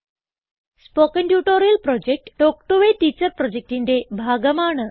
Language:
Malayalam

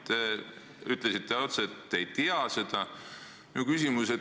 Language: Estonian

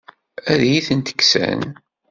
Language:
Kabyle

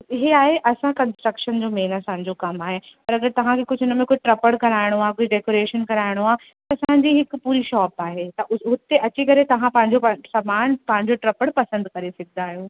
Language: Sindhi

